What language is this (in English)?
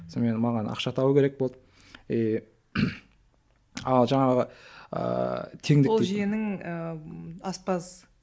Kazakh